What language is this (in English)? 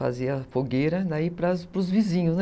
Portuguese